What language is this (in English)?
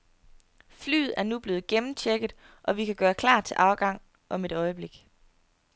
Danish